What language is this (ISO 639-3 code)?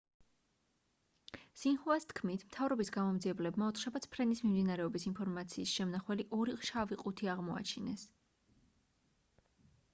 kat